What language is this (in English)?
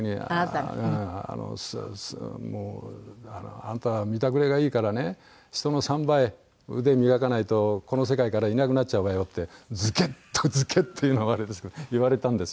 Japanese